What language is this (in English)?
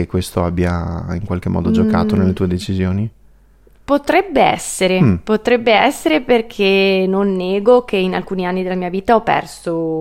Italian